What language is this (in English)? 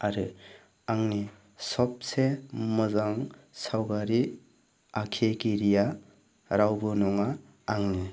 Bodo